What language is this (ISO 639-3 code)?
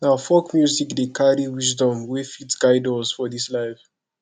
pcm